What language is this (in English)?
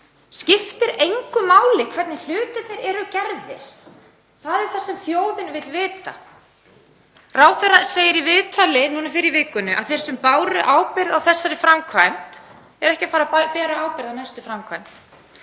Icelandic